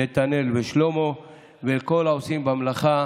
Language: Hebrew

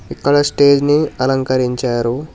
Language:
Telugu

